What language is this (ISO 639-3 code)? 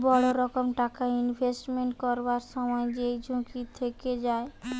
ben